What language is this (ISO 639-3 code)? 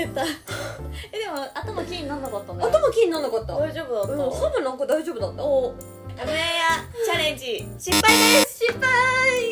jpn